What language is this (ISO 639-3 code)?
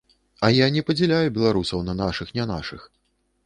bel